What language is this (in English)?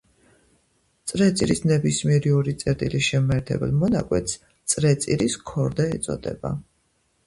Georgian